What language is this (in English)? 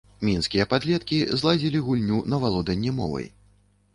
Belarusian